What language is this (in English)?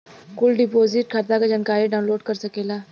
Bhojpuri